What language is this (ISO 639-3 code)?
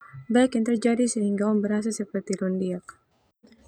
twu